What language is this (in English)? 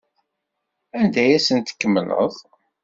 Kabyle